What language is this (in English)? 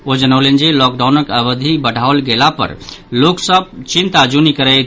Maithili